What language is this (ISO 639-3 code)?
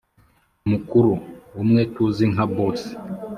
kin